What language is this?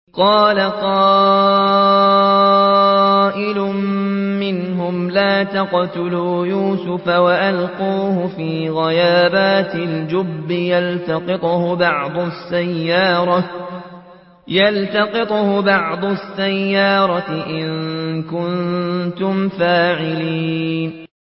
Arabic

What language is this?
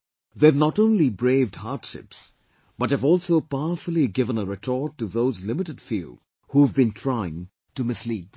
English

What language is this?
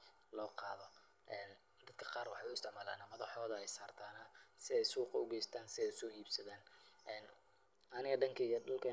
Somali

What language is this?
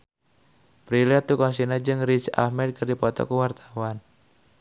Sundanese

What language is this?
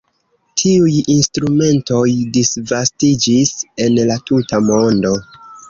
Esperanto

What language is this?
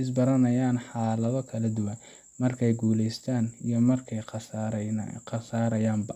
Somali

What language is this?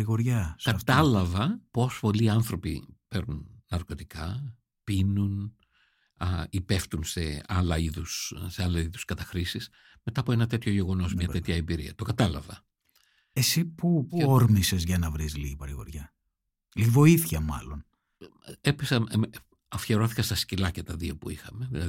Greek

